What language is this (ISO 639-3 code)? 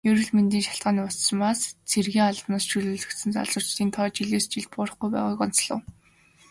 mon